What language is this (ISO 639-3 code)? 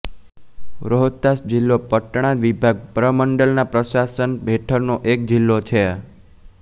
guj